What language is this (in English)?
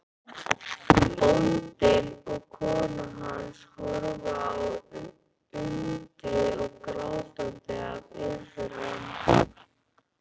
Icelandic